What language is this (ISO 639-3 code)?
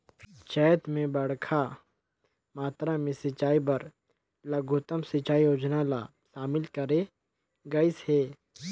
hne